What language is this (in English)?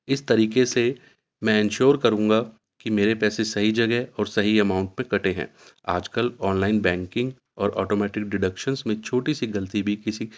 Urdu